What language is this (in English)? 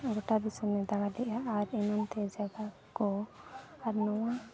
Santali